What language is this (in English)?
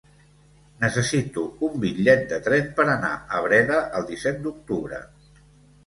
Catalan